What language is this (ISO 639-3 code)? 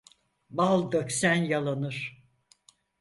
tur